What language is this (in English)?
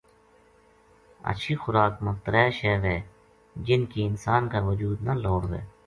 Gujari